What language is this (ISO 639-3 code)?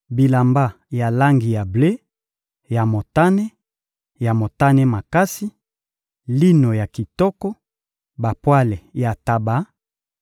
lin